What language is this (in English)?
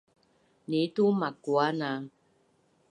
Bunun